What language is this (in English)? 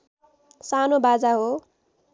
Nepali